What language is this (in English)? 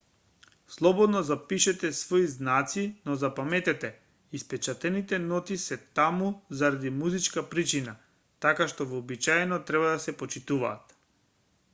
Macedonian